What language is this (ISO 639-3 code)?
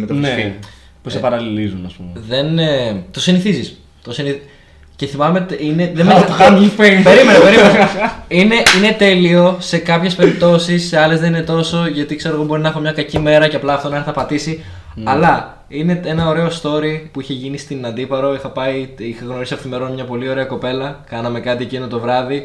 ell